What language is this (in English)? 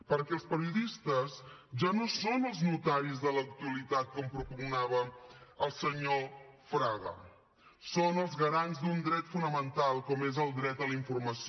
Catalan